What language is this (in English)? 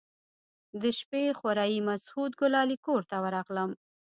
Pashto